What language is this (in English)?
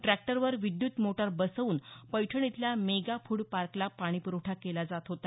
Marathi